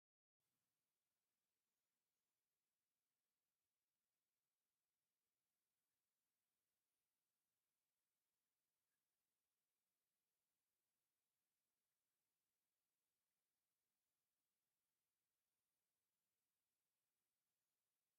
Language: Tigrinya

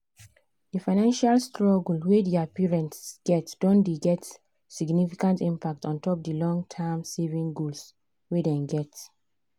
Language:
Nigerian Pidgin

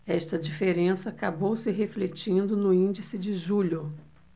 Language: Portuguese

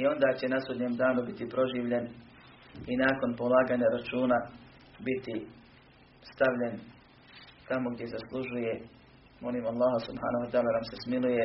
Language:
Croatian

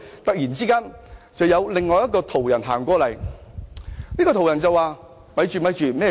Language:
Cantonese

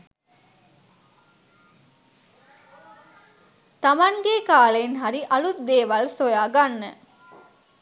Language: Sinhala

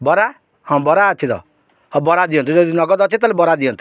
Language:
Odia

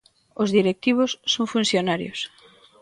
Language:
Galician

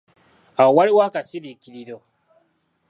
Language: Ganda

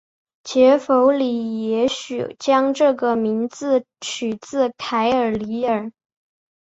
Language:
Chinese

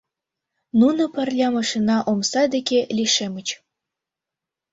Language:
Mari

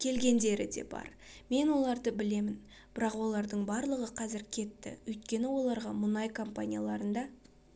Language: Kazakh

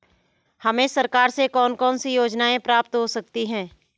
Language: Hindi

